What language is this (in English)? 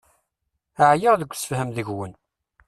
Kabyle